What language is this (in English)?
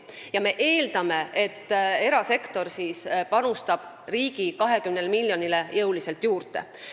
Estonian